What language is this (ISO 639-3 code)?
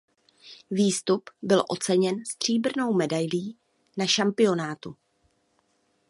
ces